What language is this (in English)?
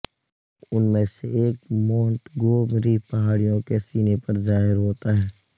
Urdu